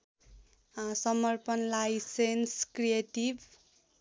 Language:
Nepali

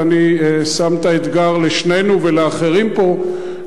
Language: Hebrew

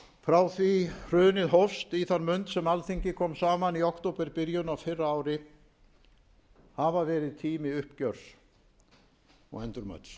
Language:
Icelandic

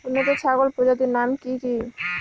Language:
Bangla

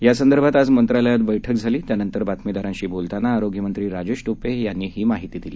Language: Marathi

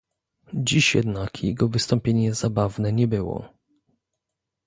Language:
Polish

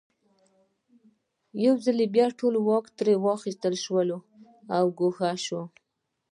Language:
Pashto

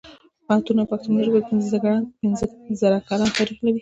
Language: Pashto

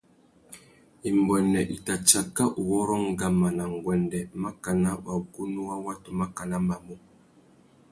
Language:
Tuki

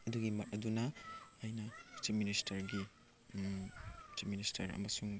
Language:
Manipuri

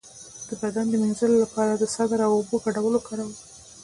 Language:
Pashto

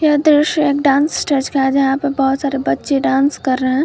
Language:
Hindi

